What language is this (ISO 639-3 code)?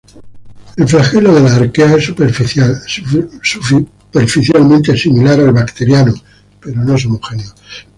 spa